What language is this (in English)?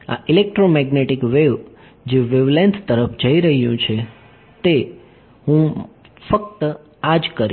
Gujarati